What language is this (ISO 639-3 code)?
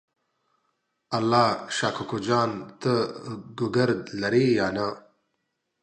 pus